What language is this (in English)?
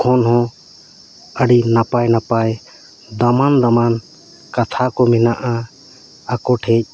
Santali